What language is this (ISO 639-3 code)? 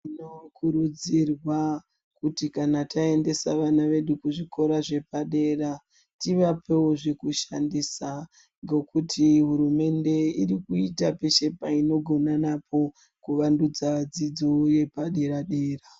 ndc